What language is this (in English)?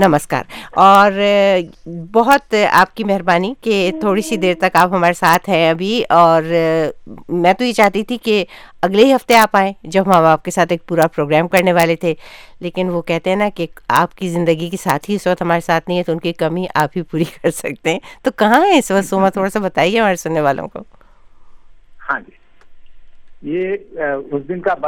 Urdu